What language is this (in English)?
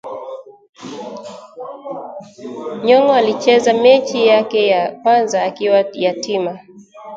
Swahili